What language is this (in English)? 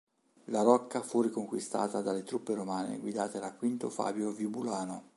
Italian